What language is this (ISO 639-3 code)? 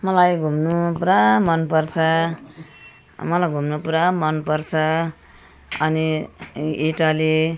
nep